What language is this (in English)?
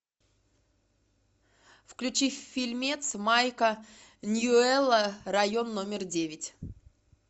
Russian